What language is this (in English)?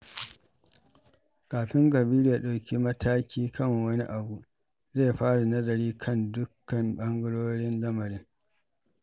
Hausa